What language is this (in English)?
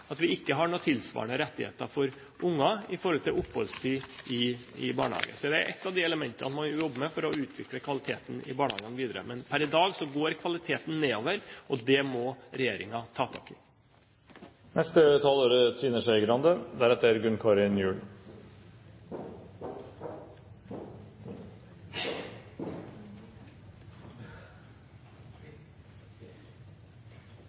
Norwegian Bokmål